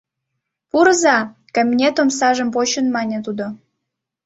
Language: Mari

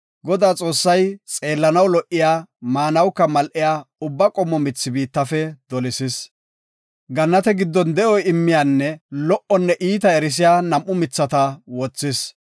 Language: Gofa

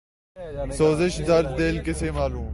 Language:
Urdu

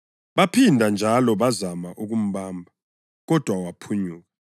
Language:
North Ndebele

